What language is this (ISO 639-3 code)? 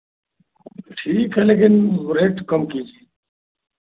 hin